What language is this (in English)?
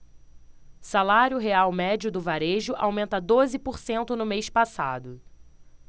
Portuguese